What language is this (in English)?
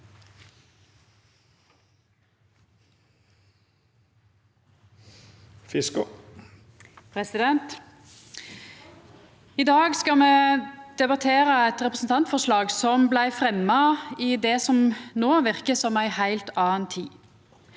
Norwegian